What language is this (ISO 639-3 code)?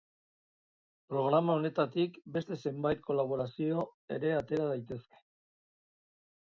eus